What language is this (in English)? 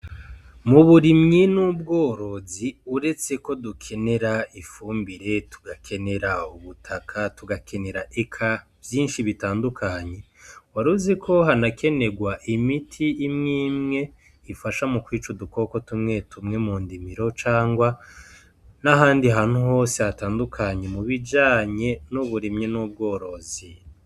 Rundi